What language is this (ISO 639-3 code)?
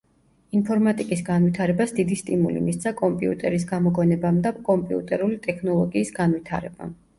kat